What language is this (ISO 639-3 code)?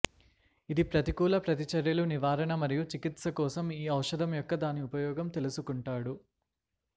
tel